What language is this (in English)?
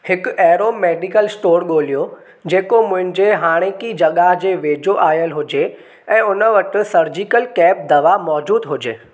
Sindhi